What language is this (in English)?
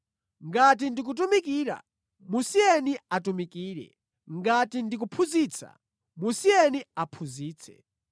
Nyanja